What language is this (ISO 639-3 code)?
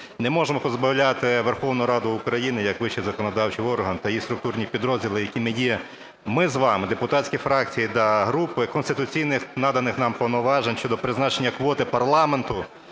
ukr